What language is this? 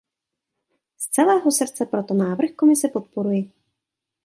Czech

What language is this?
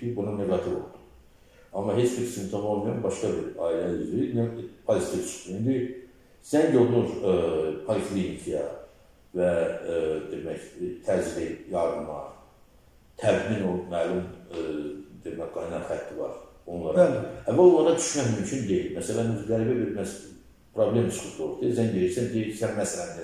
Turkish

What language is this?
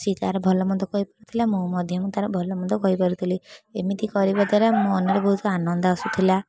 Odia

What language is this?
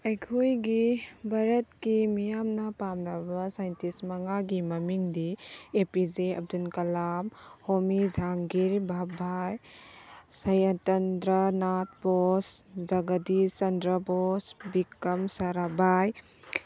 Manipuri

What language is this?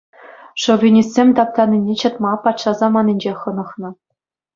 Chuvash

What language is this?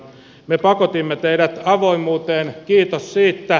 Finnish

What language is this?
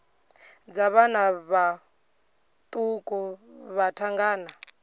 Venda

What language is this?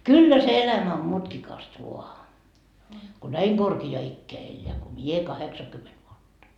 Finnish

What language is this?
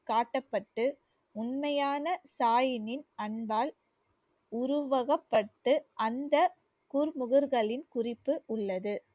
Tamil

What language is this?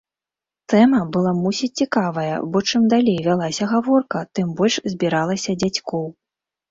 Belarusian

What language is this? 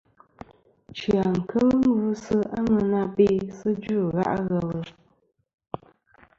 Kom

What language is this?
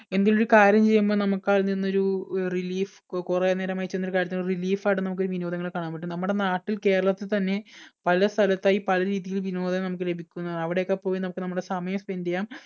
Malayalam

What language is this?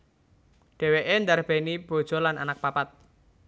Javanese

